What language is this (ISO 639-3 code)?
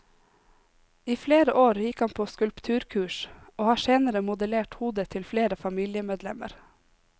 nor